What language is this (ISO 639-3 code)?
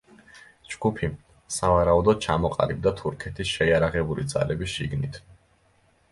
kat